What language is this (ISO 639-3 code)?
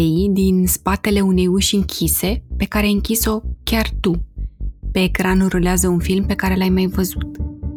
ron